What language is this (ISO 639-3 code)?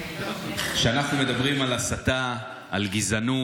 heb